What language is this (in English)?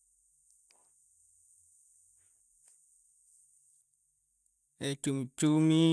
Coastal Konjo